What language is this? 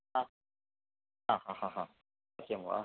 Sanskrit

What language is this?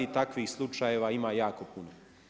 Croatian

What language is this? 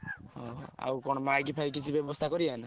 Odia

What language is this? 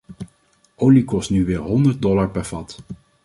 Dutch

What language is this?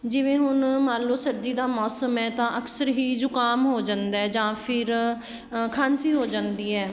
Punjabi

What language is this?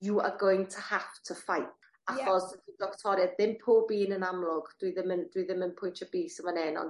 Welsh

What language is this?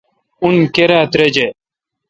Kalkoti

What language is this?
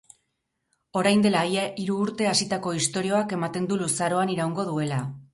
Basque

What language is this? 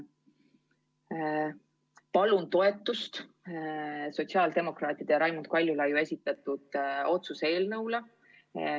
Estonian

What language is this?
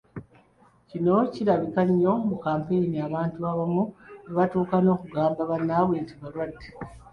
Ganda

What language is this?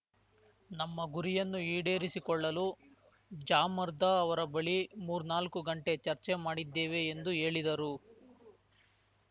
Kannada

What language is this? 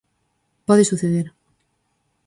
Galician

